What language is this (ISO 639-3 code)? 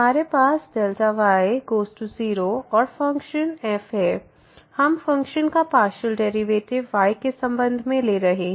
hin